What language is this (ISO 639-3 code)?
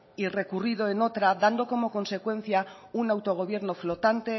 spa